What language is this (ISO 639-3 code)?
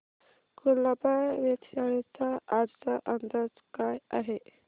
mar